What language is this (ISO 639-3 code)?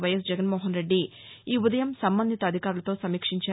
tel